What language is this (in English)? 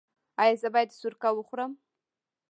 Pashto